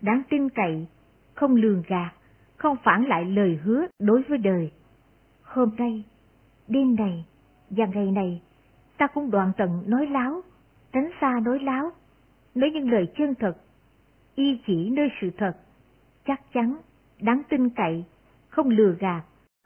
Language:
Vietnamese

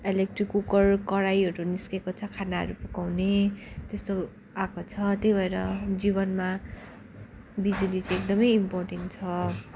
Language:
Nepali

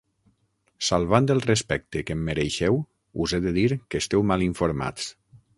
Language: Catalan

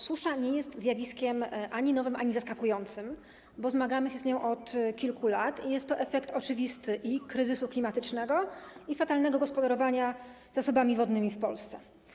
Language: Polish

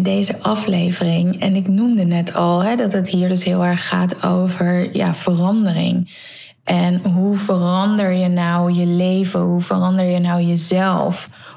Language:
Dutch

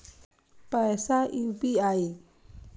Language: Maithili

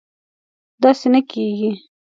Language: Pashto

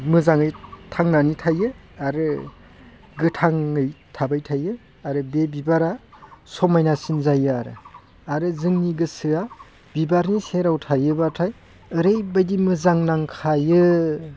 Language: Bodo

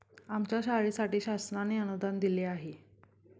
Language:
Marathi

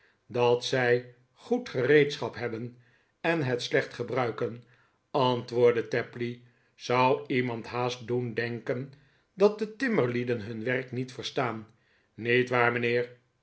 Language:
Dutch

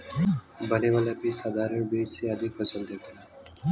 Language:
Bhojpuri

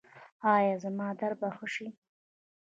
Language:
Pashto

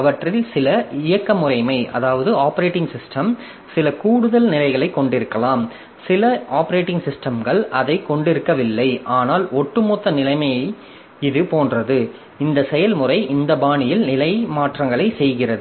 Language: Tamil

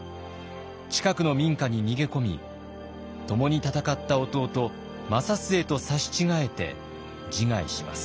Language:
Japanese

